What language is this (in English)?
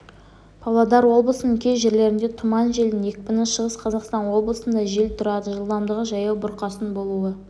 Kazakh